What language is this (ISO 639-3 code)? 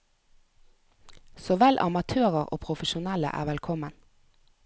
nor